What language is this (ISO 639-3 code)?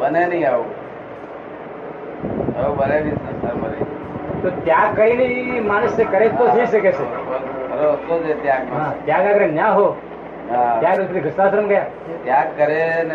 guj